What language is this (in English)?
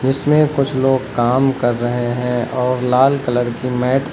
Hindi